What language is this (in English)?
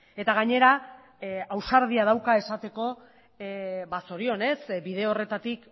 Basque